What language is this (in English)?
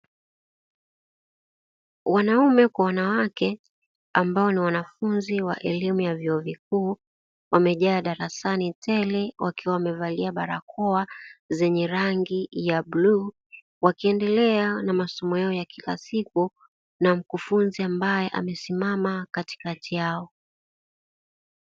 Swahili